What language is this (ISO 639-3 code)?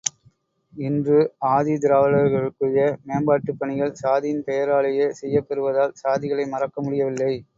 tam